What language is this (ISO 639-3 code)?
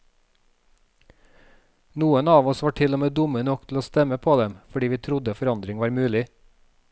nor